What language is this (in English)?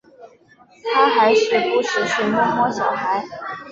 Chinese